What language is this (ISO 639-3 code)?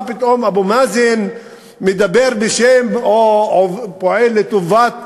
heb